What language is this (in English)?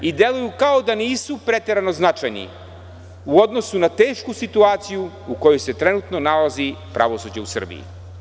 Serbian